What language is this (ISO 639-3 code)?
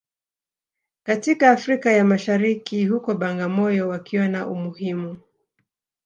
swa